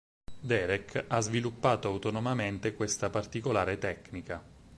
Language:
Italian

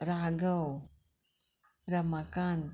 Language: Konkani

